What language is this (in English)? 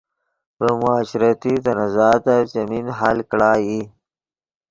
Yidgha